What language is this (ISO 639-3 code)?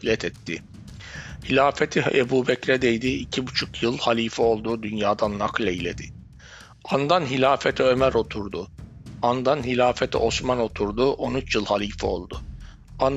tur